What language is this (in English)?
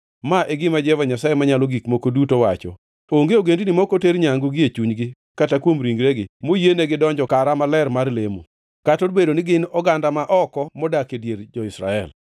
Luo (Kenya and Tanzania)